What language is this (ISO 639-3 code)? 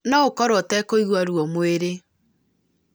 kik